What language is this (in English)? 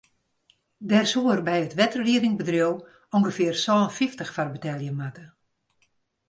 Western Frisian